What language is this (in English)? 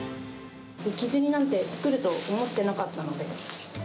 Japanese